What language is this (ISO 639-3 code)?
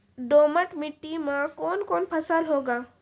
mai